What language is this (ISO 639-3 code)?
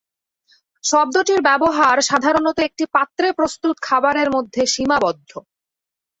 ben